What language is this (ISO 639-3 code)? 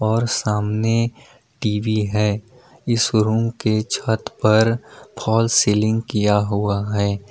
hin